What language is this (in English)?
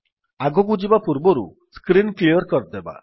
Odia